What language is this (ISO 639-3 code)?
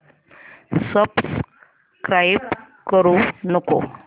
mar